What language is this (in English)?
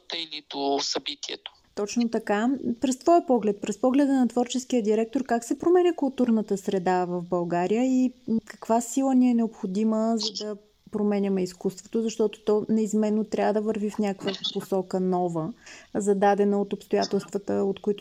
Bulgarian